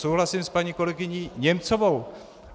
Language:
Czech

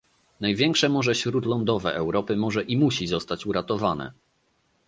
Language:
Polish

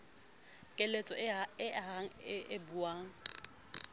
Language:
Southern Sotho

